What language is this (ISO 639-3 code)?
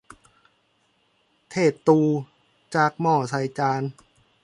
tha